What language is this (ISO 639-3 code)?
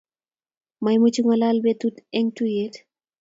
kln